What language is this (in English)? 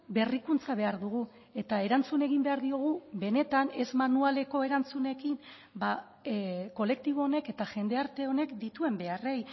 Basque